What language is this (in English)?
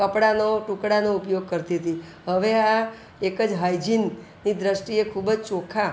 Gujarati